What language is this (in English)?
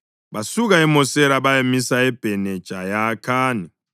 North Ndebele